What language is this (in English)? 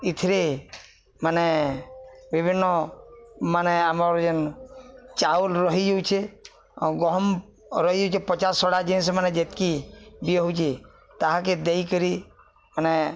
Odia